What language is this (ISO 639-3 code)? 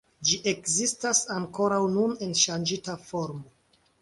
epo